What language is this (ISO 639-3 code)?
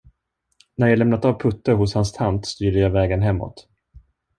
swe